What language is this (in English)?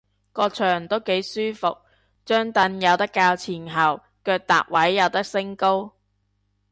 Cantonese